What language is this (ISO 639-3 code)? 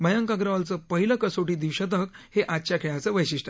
mar